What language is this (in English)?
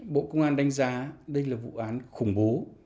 Vietnamese